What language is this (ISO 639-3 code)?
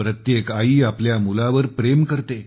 mar